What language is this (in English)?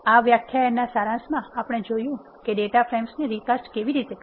Gujarati